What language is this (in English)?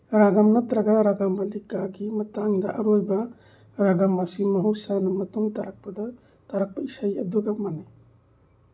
Manipuri